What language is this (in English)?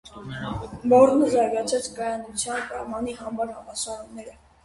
Armenian